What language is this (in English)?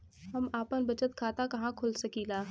Bhojpuri